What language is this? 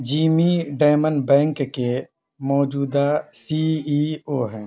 Urdu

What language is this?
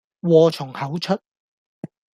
Cantonese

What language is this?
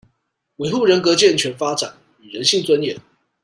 Chinese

